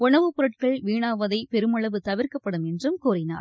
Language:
Tamil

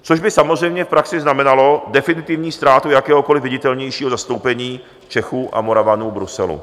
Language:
Czech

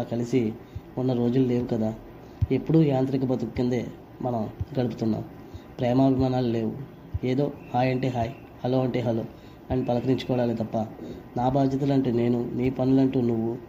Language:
Telugu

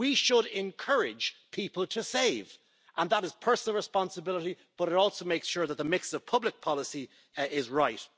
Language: English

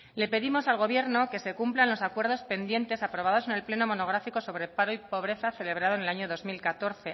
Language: Spanish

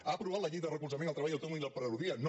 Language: Catalan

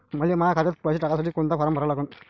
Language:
Marathi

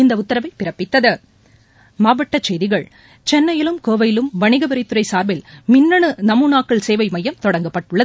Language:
Tamil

